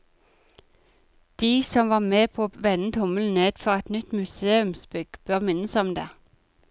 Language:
Norwegian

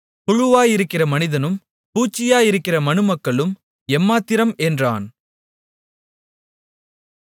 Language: Tamil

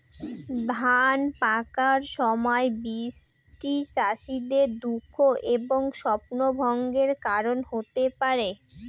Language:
Bangla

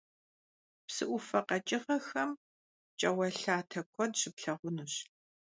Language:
Kabardian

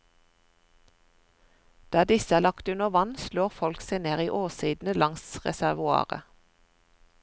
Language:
Norwegian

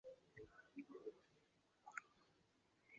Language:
Chinese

